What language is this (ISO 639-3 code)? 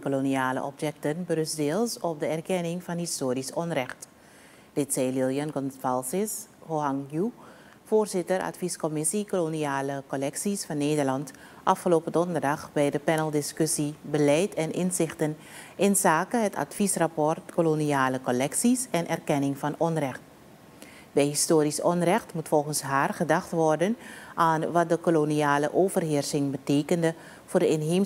nld